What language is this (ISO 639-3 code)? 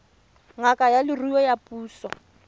tsn